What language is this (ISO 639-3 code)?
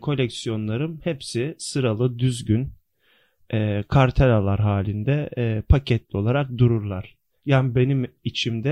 tur